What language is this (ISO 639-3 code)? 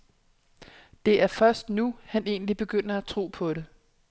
dan